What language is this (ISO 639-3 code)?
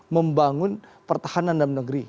ind